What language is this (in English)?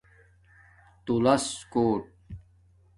Domaaki